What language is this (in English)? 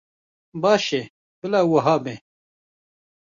Kurdish